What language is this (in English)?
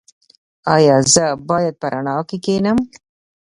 Pashto